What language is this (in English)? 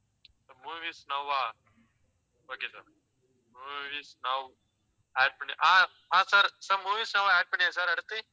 Tamil